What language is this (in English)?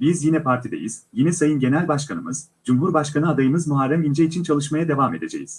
Turkish